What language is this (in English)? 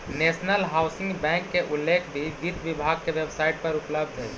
Magahi